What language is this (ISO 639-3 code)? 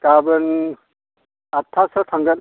brx